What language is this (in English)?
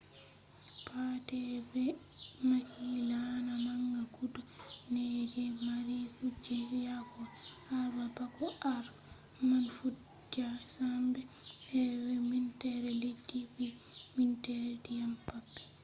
Fula